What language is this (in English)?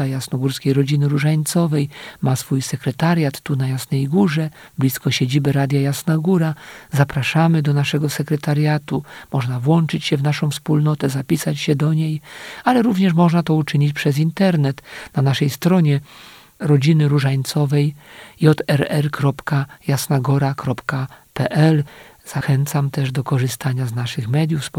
Polish